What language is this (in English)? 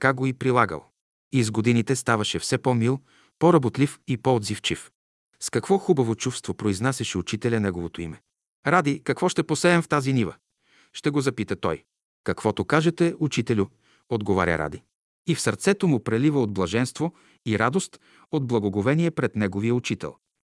Bulgarian